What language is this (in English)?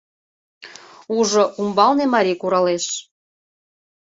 Mari